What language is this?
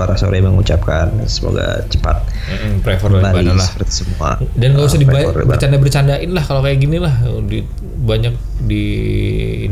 Indonesian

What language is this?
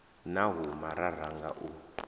Venda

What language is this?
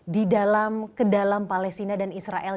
Indonesian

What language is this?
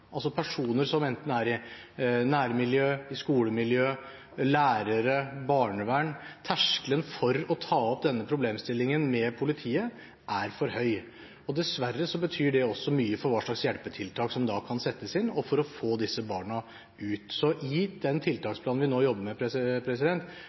Norwegian Bokmål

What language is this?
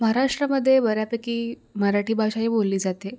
Marathi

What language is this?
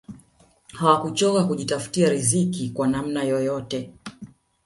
Swahili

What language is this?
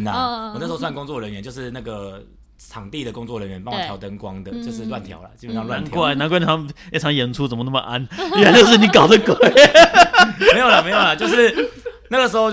Chinese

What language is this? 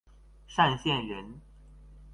Chinese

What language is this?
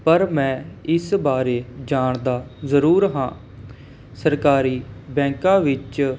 Punjabi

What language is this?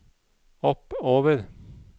Norwegian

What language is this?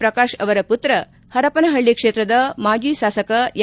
Kannada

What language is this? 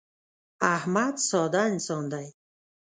Pashto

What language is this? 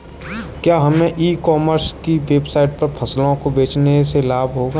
Hindi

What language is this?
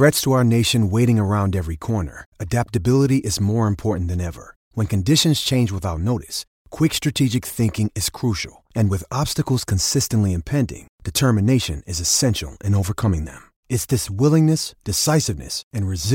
Hungarian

